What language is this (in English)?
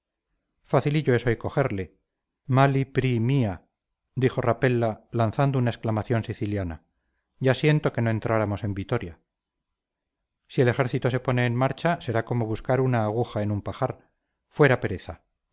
Spanish